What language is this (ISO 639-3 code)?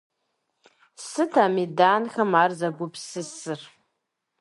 kbd